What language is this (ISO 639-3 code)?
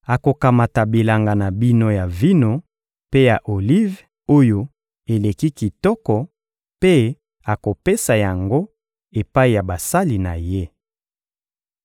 lin